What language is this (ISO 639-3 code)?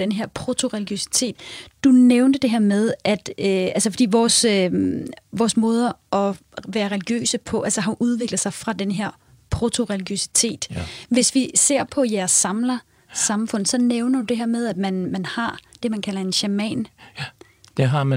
dan